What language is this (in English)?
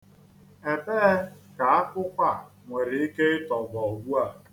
Igbo